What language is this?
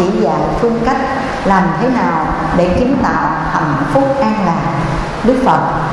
Vietnamese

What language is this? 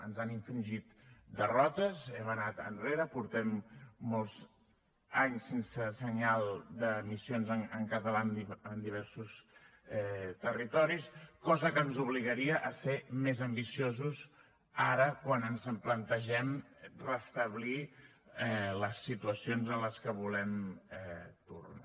Catalan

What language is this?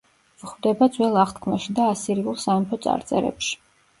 Georgian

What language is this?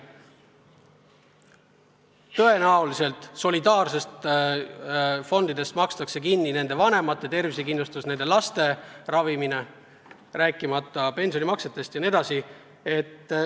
Estonian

